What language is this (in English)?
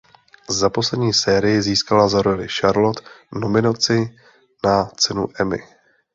Czech